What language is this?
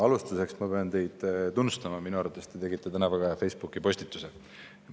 Estonian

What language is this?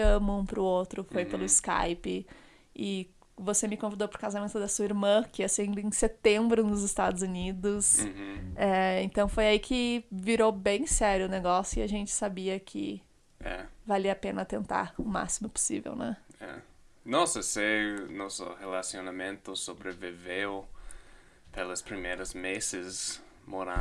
Portuguese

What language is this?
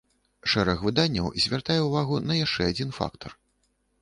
Belarusian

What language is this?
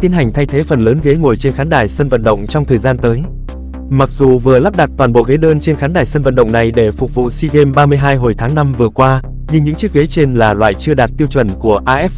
Vietnamese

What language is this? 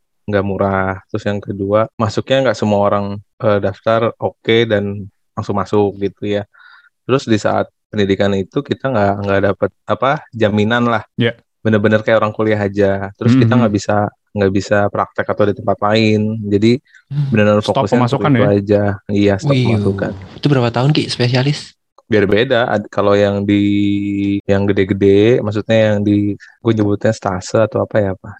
Indonesian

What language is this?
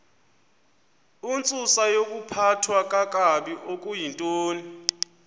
Xhosa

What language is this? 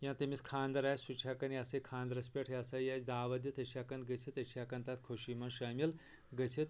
Kashmiri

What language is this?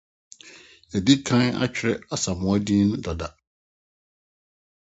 Akan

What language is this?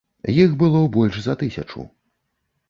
Belarusian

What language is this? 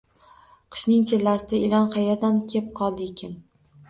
Uzbek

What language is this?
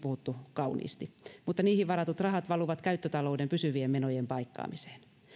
Finnish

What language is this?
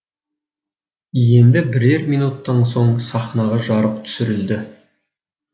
Kazakh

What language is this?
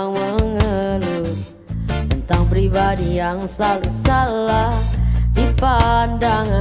Indonesian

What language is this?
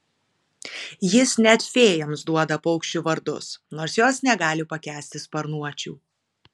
Lithuanian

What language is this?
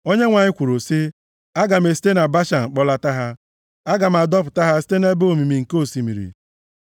Igbo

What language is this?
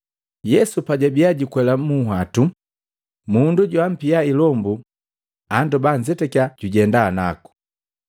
Matengo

